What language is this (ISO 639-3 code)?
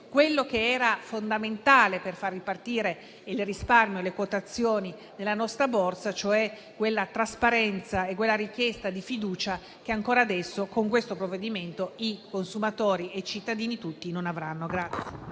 ita